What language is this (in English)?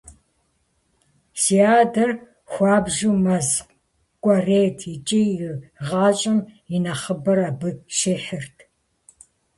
Kabardian